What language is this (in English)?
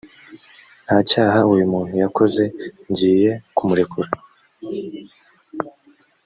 Kinyarwanda